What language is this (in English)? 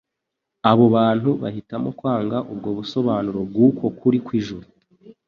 Kinyarwanda